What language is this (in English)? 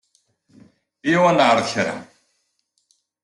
Kabyle